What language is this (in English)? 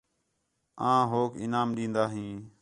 Khetrani